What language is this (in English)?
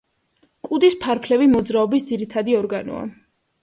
Georgian